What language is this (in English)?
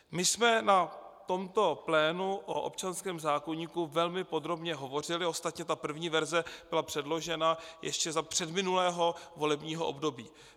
Czech